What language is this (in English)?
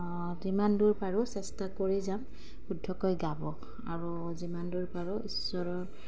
Assamese